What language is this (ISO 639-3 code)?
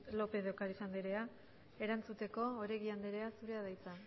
eus